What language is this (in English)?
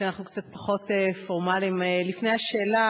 Hebrew